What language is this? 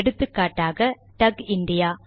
Tamil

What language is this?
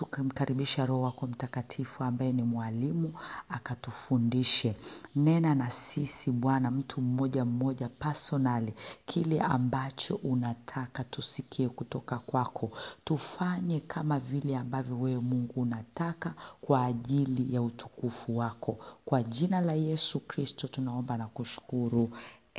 Swahili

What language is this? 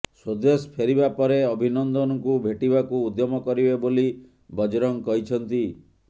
Odia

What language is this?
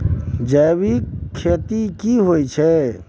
Maithili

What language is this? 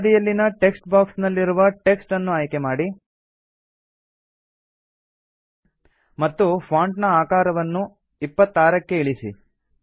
Kannada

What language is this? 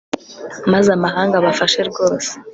Kinyarwanda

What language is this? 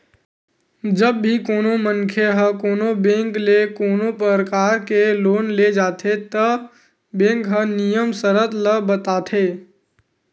Chhattisgarhi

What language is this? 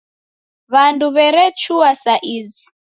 Taita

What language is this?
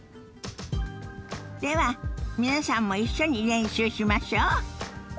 Japanese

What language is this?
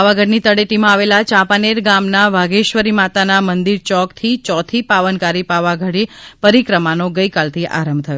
Gujarati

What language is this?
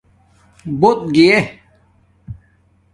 Domaaki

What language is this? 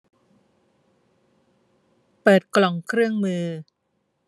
Thai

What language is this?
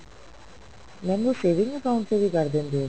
Punjabi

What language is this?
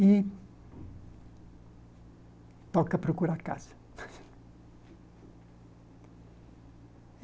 Portuguese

